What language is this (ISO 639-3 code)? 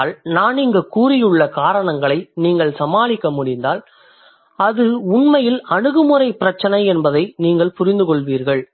tam